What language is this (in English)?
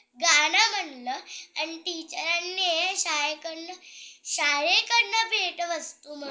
Marathi